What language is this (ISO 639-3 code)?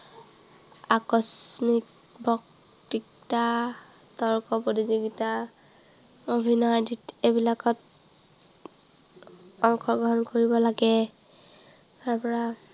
asm